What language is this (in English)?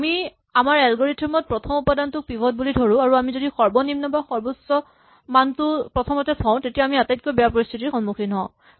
Assamese